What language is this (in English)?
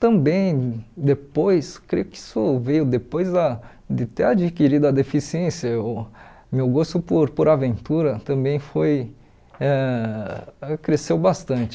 Portuguese